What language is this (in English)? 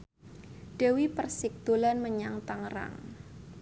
Javanese